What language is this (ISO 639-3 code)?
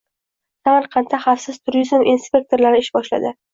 uzb